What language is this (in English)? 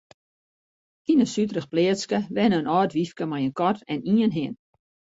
Western Frisian